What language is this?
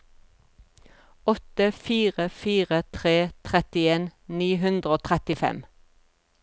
Norwegian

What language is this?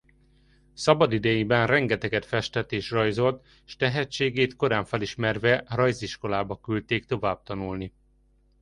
Hungarian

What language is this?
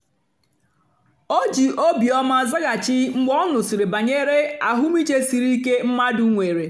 Igbo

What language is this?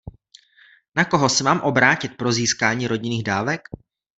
Czech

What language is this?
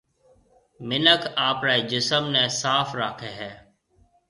Marwari (Pakistan)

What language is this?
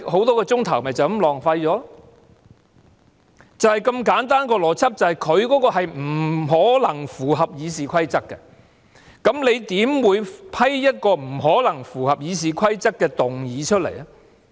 Cantonese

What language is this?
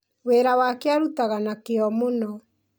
Kikuyu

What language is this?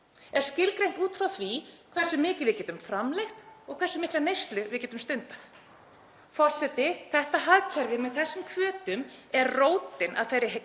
Icelandic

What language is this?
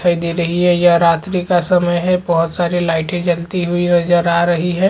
Chhattisgarhi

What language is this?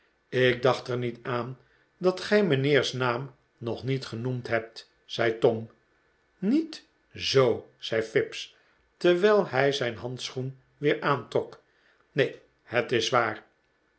Dutch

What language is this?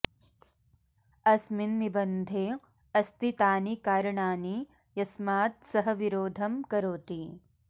Sanskrit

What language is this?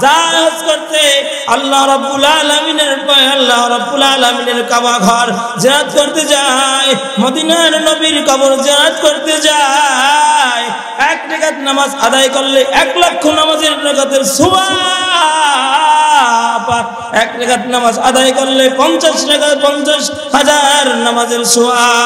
Arabic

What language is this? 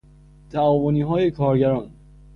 Persian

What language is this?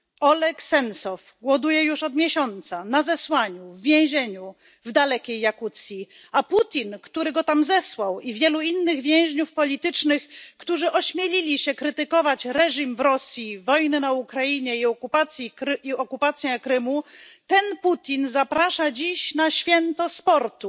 Polish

